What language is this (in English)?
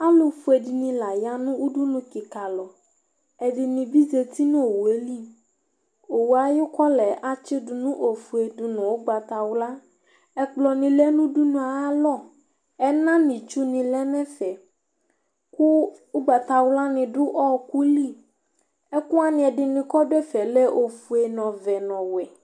Ikposo